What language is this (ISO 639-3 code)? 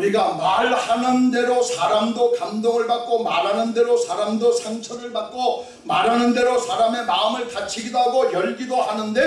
kor